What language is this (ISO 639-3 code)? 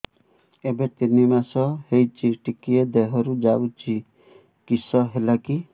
ori